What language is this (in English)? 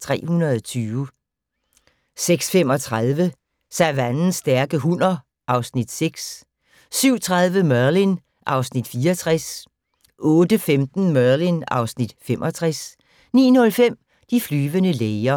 Danish